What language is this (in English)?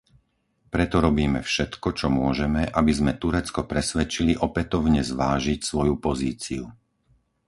Slovak